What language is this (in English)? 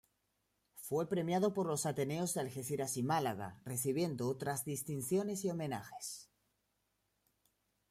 Spanish